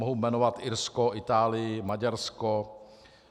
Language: Czech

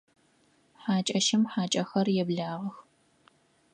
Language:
Adyghe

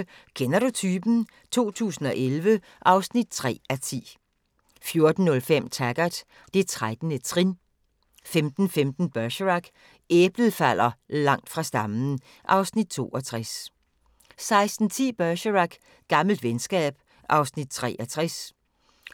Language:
Danish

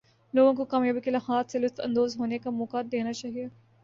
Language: Urdu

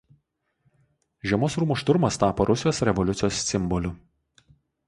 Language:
Lithuanian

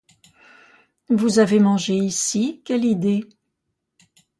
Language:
French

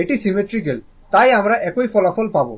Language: Bangla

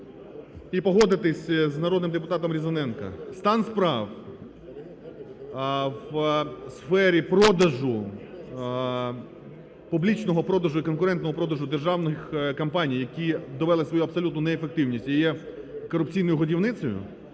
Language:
Ukrainian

